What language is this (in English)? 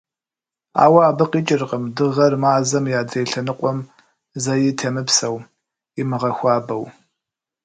Kabardian